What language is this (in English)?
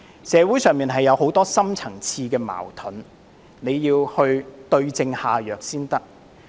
Cantonese